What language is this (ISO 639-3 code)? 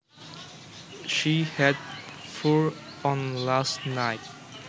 jav